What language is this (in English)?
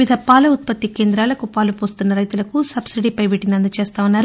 Telugu